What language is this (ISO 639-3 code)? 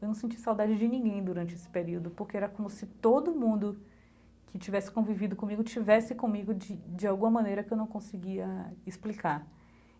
por